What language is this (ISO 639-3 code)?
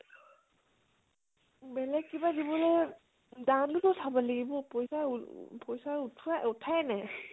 asm